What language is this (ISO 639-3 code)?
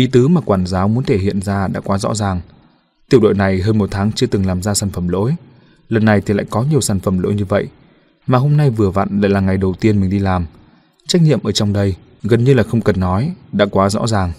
vie